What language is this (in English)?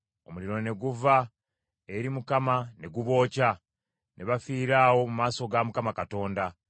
Ganda